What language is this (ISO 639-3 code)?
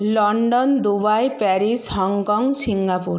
ben